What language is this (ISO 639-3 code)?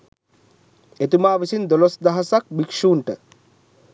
sin